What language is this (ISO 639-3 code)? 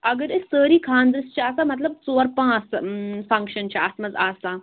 kas